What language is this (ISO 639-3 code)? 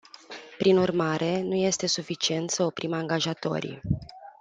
ron